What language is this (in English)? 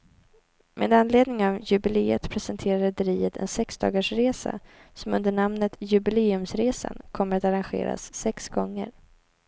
Swedish